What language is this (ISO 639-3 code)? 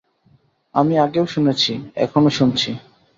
ben